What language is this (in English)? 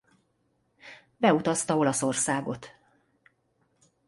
Hungarian